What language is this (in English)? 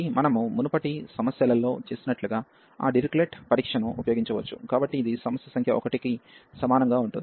Telugu